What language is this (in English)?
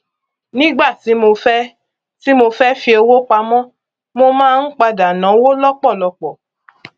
Yoruba